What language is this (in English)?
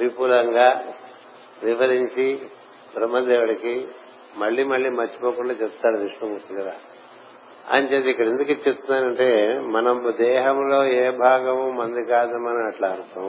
Telugu